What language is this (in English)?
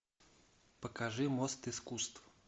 Russian